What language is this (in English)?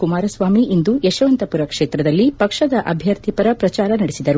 Kannada